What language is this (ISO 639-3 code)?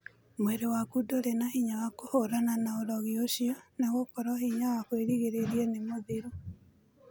kik